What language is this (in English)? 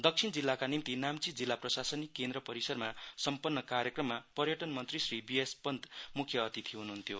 Nepali